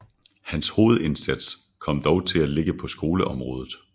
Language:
Danish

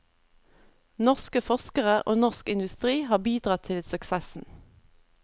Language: Norwegian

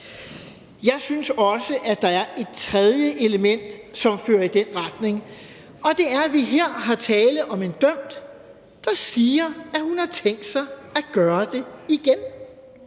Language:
Danish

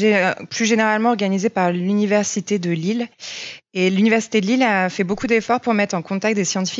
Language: French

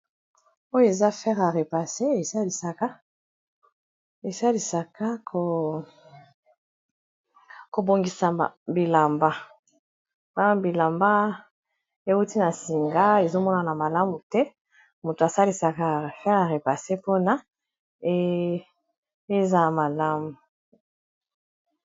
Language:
Lingala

